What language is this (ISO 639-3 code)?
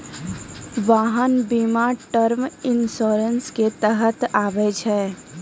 mai